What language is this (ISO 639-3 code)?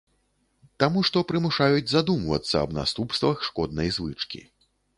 bel